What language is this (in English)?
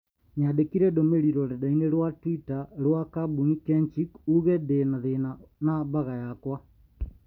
Kikuyu